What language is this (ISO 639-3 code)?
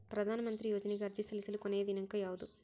kan